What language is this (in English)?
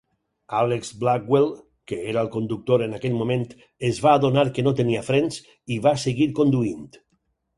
Catalan